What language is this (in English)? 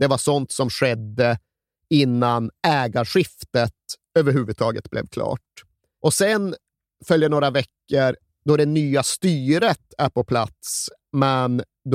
Swedish